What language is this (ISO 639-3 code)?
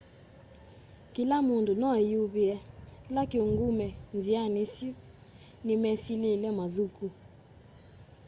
kam